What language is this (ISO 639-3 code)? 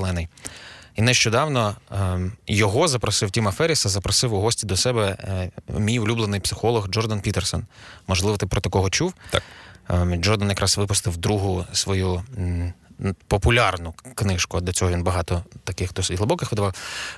ukr